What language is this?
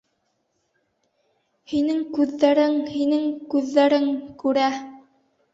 Bashkir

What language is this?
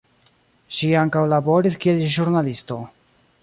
Esperanto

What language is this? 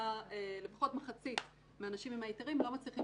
Hebrew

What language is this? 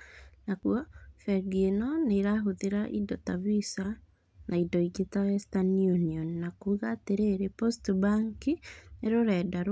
Kikuyu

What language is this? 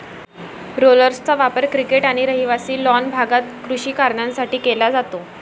Marathi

